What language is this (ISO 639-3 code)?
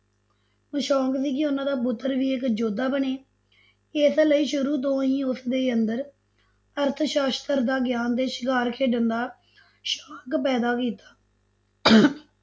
pan